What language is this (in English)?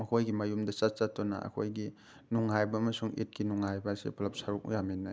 Manipuri